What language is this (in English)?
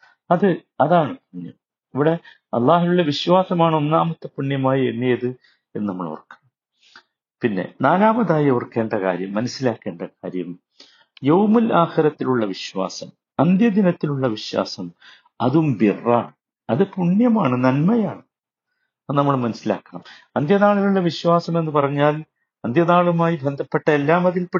Malayalam